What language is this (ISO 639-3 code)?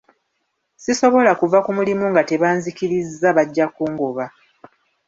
lug